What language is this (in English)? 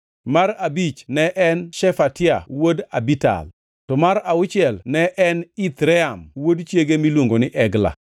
Luo (Kenya and Tanzania)